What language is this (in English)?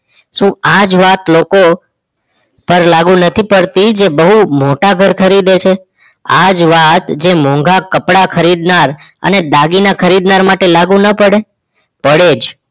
Gujarati